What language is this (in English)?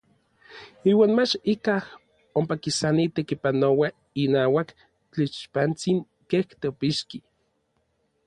Orizaba Nahuatl